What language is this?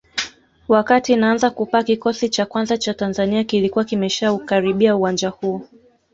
Swahili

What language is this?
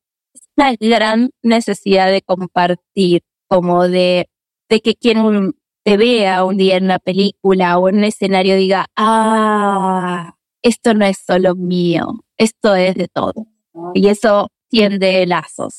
Spanish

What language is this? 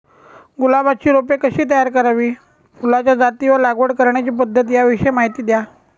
Marathi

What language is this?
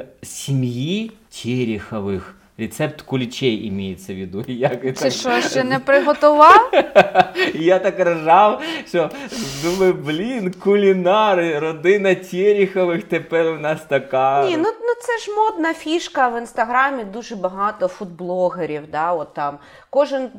Ukrainian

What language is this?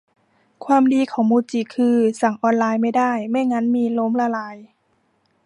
Thai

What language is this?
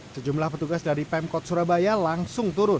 Indonesian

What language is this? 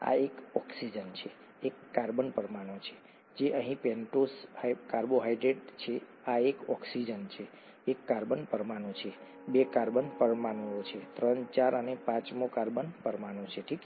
Gujarati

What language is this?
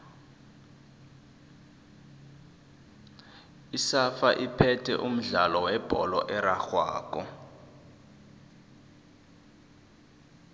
South Ndebele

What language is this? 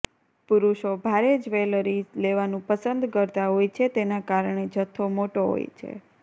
Gujarati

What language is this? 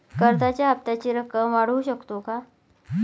Marathi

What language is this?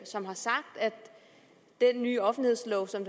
Danish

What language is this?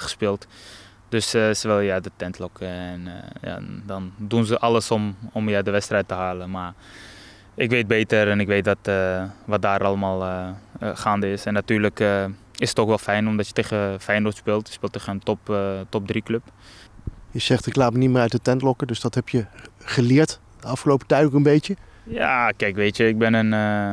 Dutch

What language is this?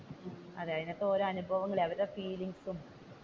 Malayalam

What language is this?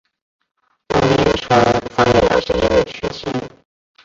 Chinese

